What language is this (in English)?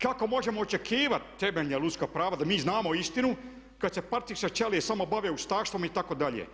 Croatian